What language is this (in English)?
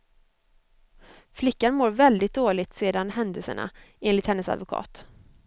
Swedish